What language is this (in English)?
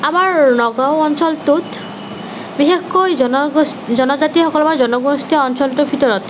Assamese